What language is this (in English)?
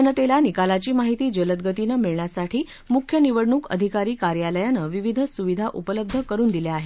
Marathi